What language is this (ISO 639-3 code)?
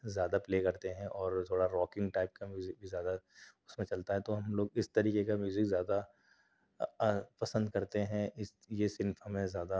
urd